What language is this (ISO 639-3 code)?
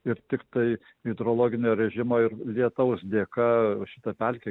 lit